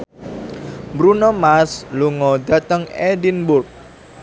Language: Javanese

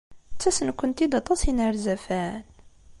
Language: Kabyle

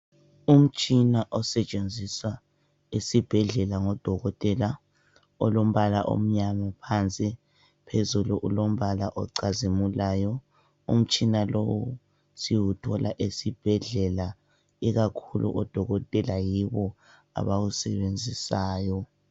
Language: North Ndebele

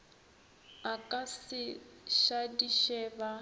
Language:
Northern Sotho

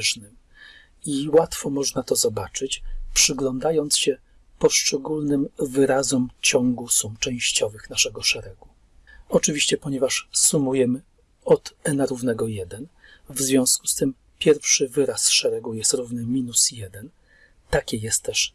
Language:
Polish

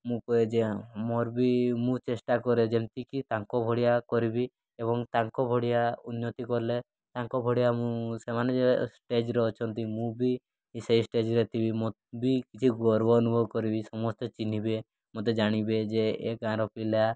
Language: Odia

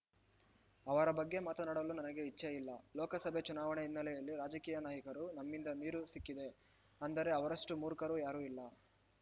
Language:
Kannada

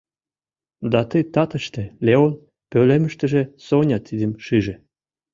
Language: Mari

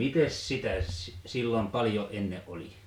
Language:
Finnish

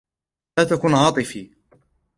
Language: Arabic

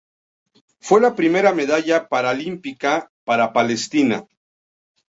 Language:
Spanish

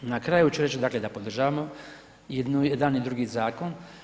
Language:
Croatian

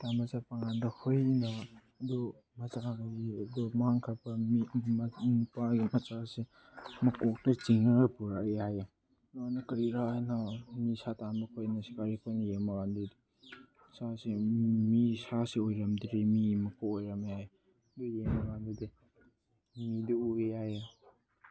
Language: Manipuri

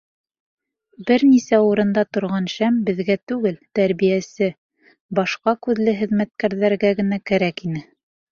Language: Bashkir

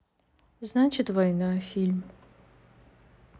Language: Russian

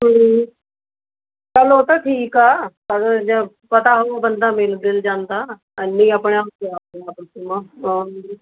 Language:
Punjabi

